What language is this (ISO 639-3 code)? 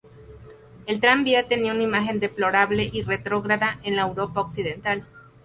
spa